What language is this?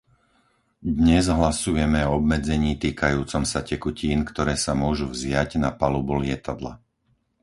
Slovak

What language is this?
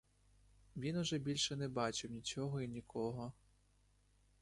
Ukrainian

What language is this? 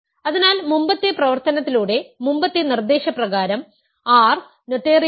Malayalam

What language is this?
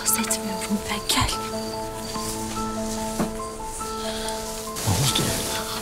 Turkish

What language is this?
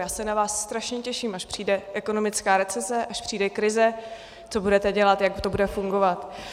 Czech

